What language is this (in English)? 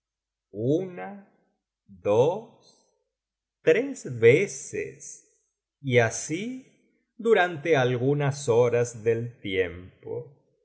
Spanish